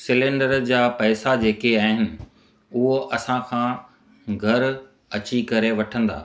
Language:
Sindhi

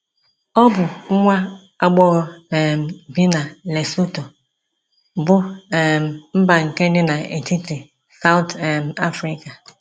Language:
Igbo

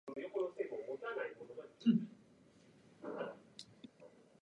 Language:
Japanese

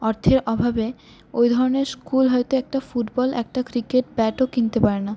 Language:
Bangla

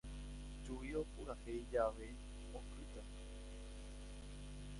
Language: Guarani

